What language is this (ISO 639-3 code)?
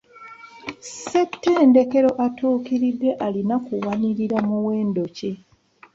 lug